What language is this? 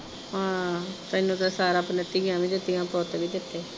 Punjabi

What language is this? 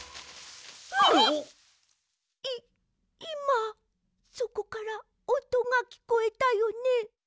Japanese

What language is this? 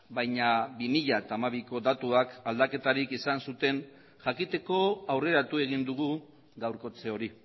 Basque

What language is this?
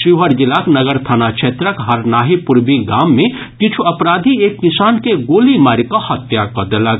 Maithili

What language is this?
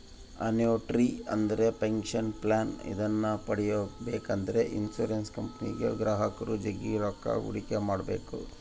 Kannada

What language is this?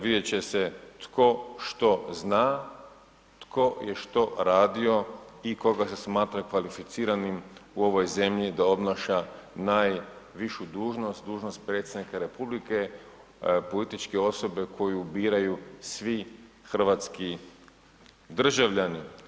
Croatian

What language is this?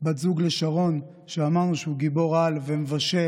Hebrew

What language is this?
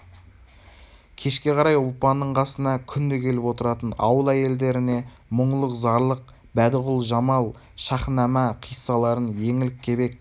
Kazakh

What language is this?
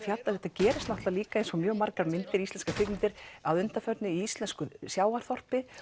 Icelandic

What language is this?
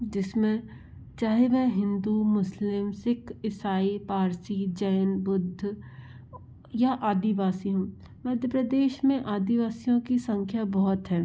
Hindi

